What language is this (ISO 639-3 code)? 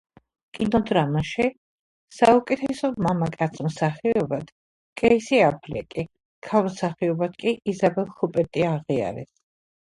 kat